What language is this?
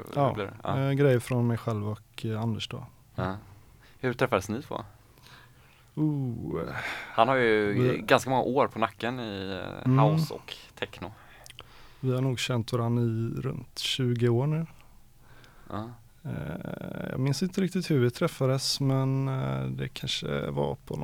Swedish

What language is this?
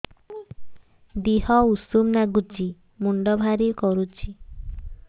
Odia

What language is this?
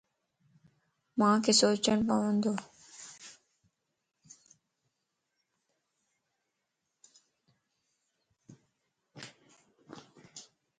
Lasi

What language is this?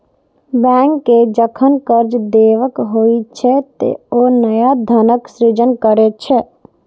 Maithili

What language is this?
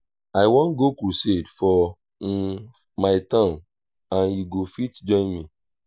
Nigerian Pidgin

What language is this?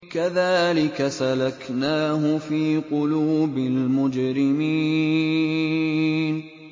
Arabic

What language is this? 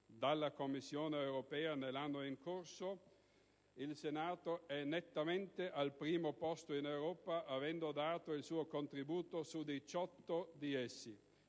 Italian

